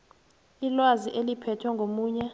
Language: South Ndebele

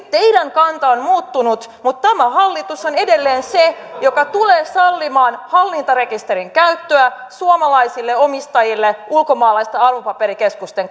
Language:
Finnish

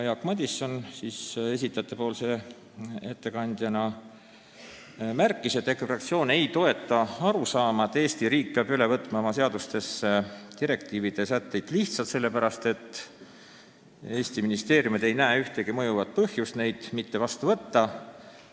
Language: Estonian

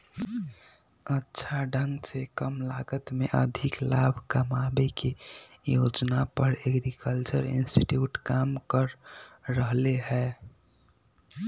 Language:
Magahi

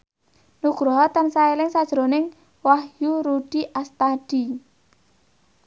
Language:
Javanese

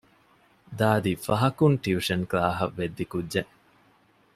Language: Divehi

